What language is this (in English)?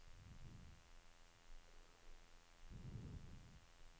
Norwegian